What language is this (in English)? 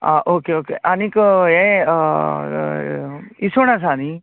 Konkani